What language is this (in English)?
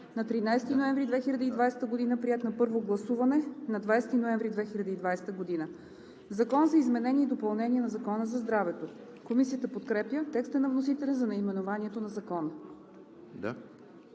Bulgarian